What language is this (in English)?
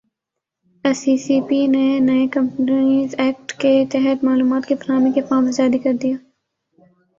Urdu